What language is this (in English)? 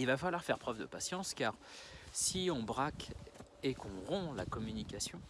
French